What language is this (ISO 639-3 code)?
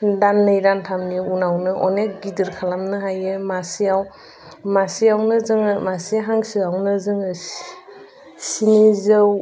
brx